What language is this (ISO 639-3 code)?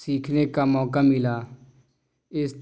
urd